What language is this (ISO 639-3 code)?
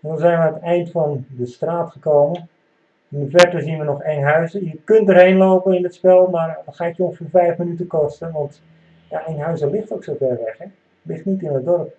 nld